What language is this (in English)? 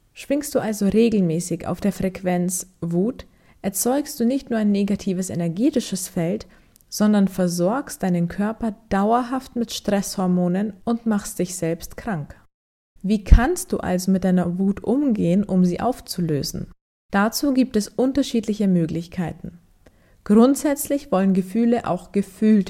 German